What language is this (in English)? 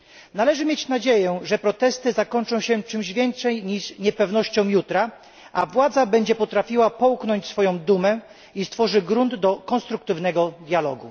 Polish